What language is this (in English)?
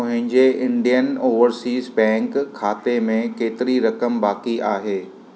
Sindhi